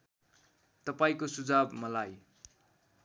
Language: Nepali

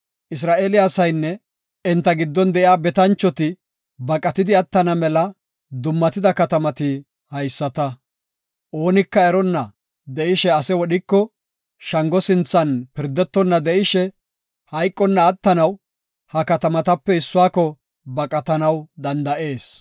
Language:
Gofa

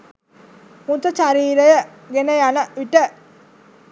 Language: Sinhala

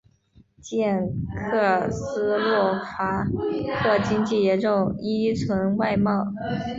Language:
Chinese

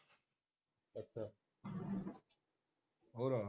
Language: Punjabi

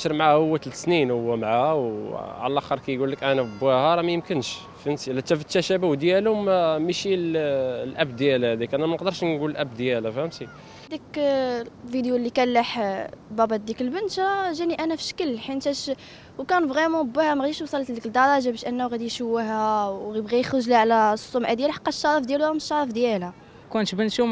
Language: Arabic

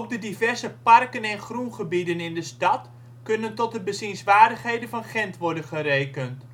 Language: Dutch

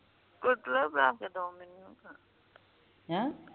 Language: Punjabi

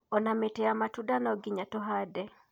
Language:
Kikuyu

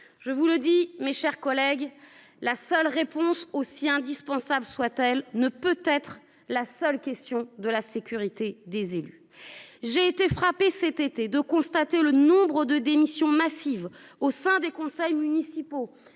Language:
French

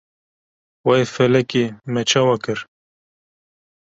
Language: Kurdish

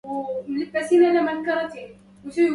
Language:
Arabic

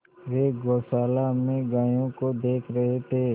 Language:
Hindi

